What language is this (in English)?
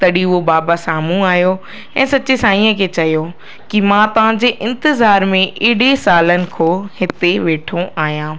Sindhi